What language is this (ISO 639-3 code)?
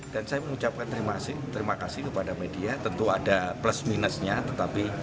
ind